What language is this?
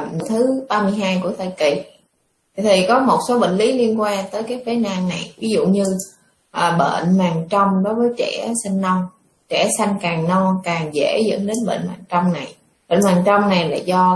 Vietnamese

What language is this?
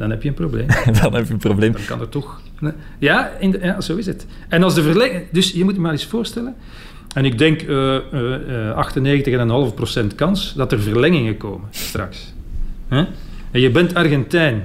Dutch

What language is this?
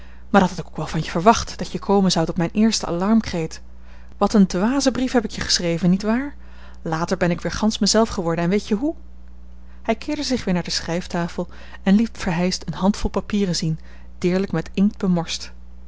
Dutch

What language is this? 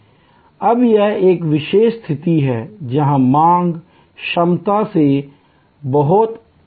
Hindi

